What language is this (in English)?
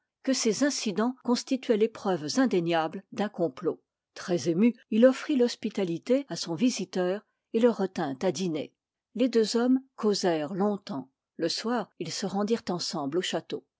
French